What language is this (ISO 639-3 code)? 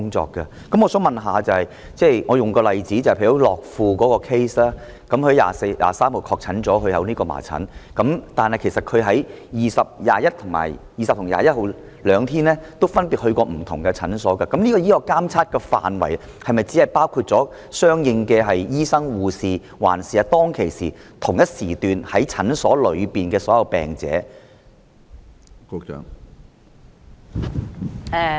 yue